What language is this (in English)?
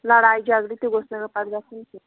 Kashmiri